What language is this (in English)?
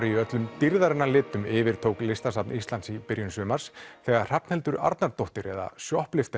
Icelandic